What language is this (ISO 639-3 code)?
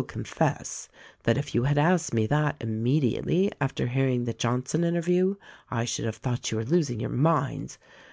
eng